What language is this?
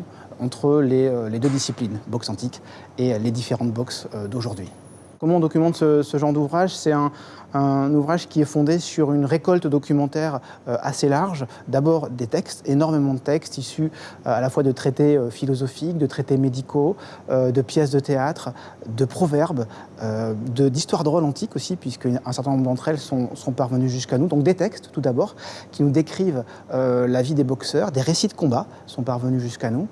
French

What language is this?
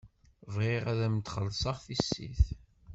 Kabyle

